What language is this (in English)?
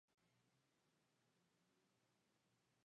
Spanish